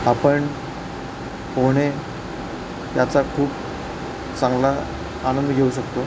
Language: Marathi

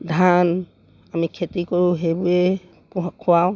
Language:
Assamese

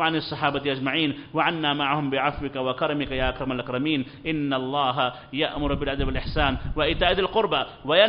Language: Arabic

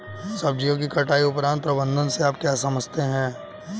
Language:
Hindi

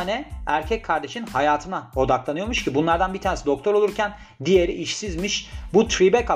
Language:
Turkish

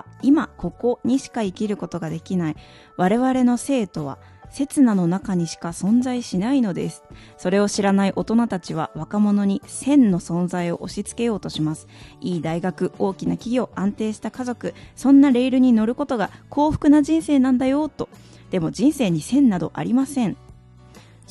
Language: Japanese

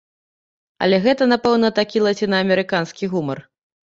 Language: Belarusian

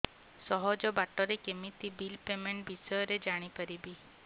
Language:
Odia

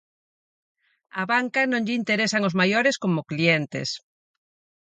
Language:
Galician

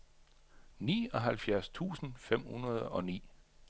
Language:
Danish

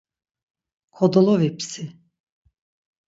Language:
Laz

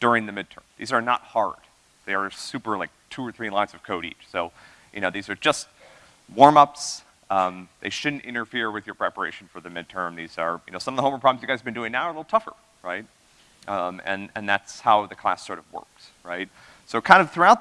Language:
English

